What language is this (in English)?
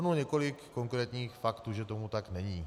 Czech